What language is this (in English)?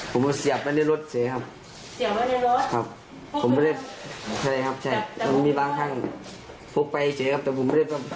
Thai